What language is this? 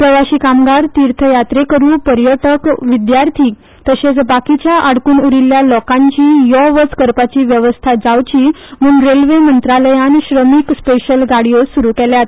Konkani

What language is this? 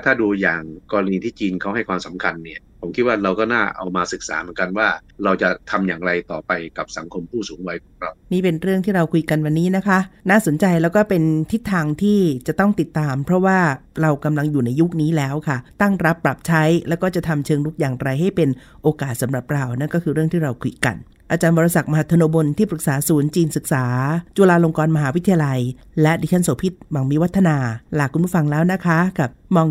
Thai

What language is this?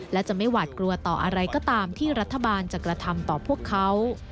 Thai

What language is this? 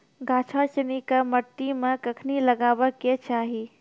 Maithili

